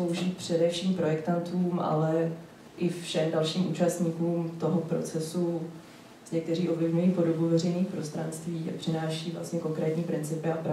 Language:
Czech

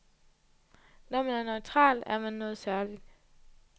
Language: Danish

